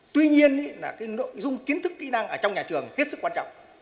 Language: Vietnamese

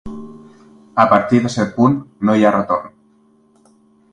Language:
Catalan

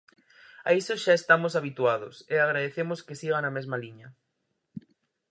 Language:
Galician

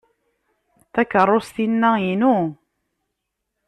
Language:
Kabyle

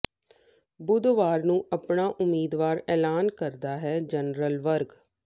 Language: Punjabi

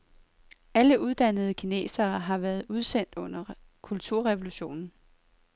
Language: Danish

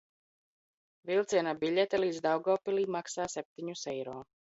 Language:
Latvian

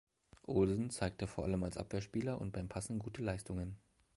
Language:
German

